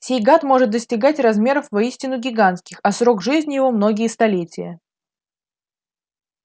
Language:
Russian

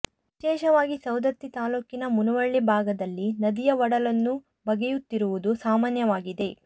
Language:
Kannada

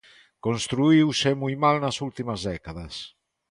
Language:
Galician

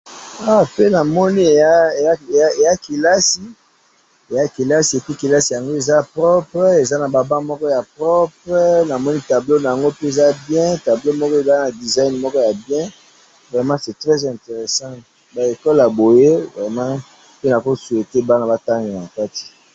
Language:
Lingala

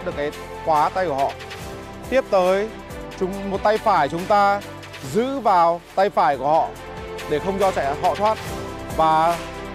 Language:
Vietnamese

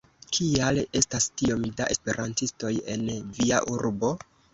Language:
Esperanto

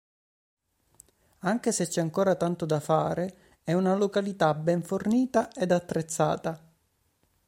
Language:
Italian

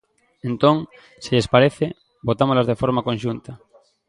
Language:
Galician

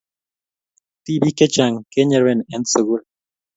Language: Kalenjin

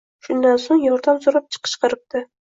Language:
Uzbek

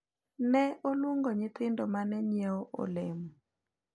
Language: Luo (Kenya and Tanzania)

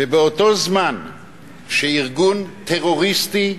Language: Hebrew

